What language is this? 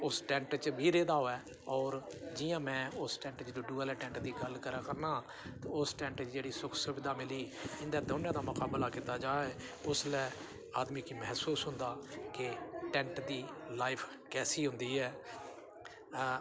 Dogri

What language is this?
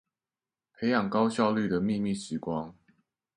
Chinese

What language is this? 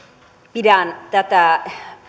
Finnish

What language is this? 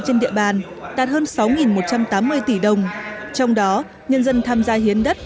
Vietnamese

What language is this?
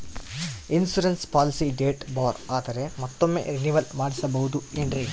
Kannada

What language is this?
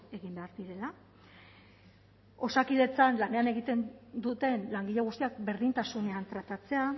Basque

